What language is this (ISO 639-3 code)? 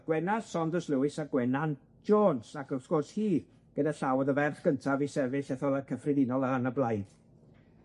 cym